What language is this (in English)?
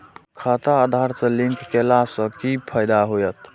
Maithili